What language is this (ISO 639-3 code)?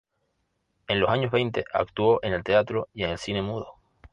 spa